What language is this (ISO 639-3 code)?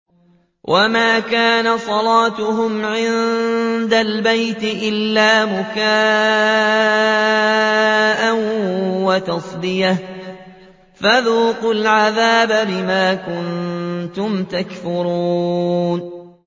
ara